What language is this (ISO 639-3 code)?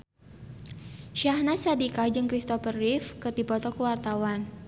sun